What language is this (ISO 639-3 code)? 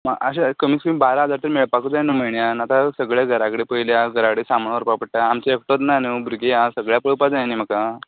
kok